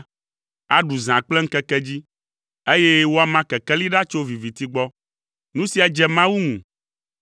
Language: Ewe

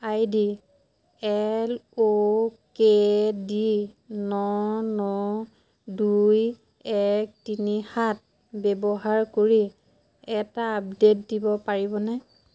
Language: Assamese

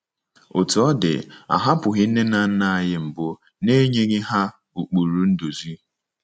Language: Igbo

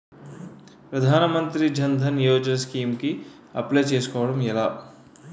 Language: Telugu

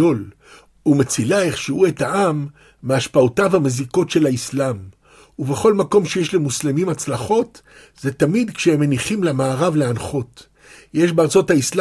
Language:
Hebrew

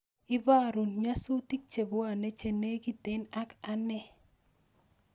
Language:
Kalenjin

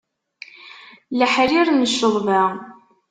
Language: Kabyle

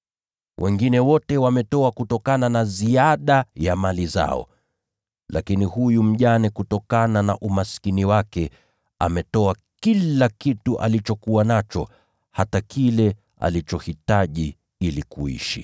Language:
Swahili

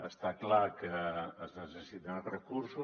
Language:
Catalan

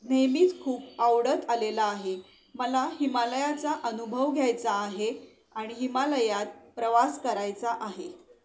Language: Marathi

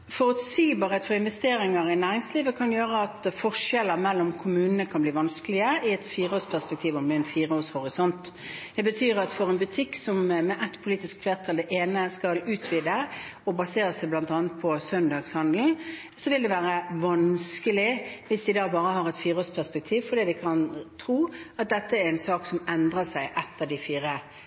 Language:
Norwegian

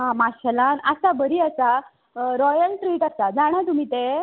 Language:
Konkani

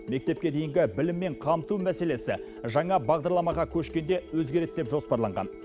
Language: Kazakh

